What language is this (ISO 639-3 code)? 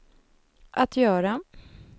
swe